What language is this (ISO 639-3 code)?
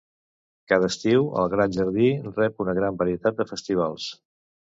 cat